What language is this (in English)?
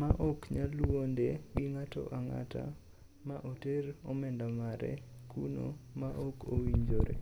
Luo (Kenya and Tanzania)